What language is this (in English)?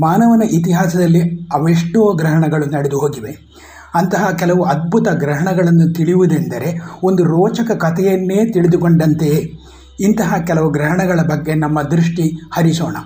Kannada